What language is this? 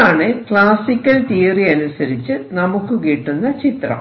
Malayalam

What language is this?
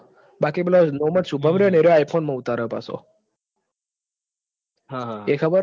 Gujarati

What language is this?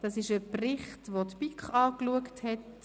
Swiss German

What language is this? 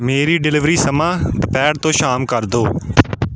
Punjabi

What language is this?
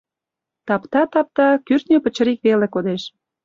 Mari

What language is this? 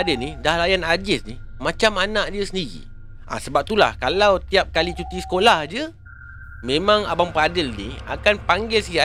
Malay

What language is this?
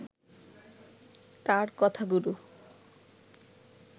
Bangla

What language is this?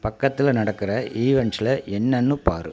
Tamil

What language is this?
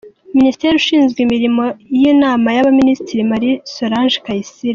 Kinyarwanda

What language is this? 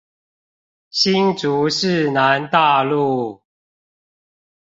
Chinese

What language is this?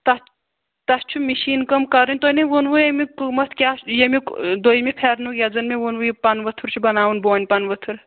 Kashmiri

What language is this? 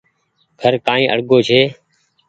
Goaria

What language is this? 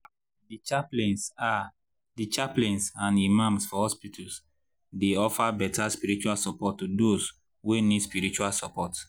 Nigerian Pidgin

